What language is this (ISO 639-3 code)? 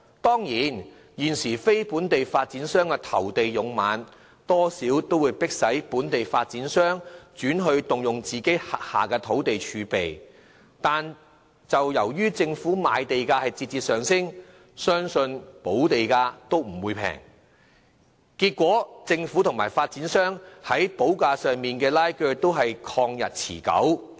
yue